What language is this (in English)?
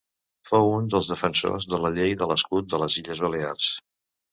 Catalan